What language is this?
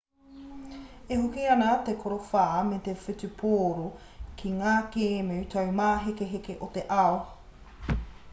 Māori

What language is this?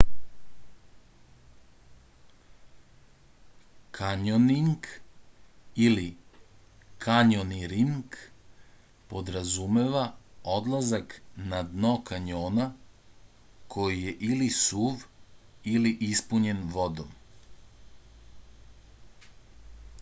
Serbian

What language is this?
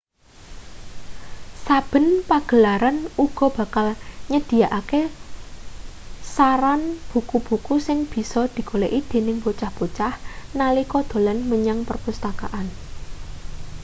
Javanese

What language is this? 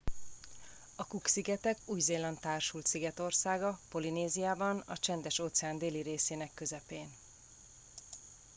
Hungarian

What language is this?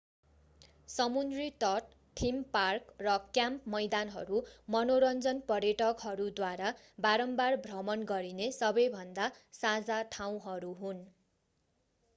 Nepali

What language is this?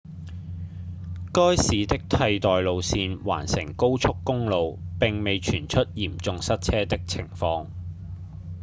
Cantonese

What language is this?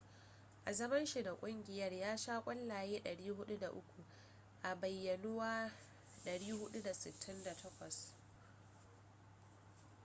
Hausa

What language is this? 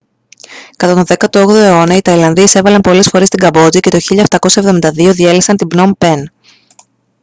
Greek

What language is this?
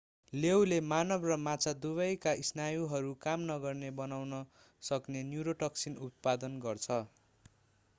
Nepali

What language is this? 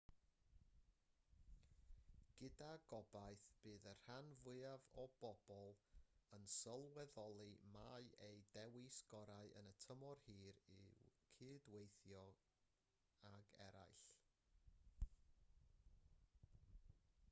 Welsh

